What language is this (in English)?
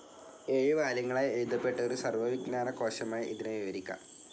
Malayalam